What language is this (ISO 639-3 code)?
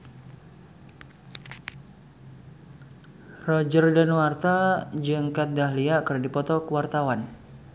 sun